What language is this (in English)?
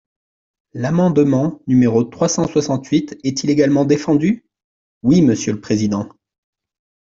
French